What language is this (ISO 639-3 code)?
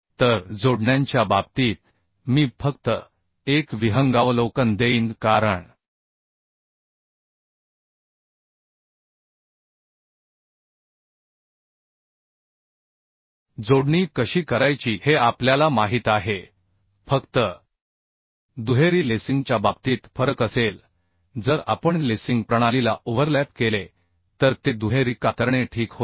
mar